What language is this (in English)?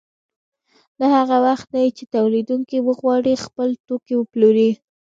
Pashto